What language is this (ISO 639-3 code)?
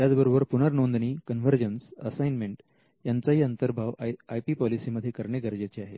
mar